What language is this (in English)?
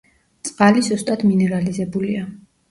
Georgian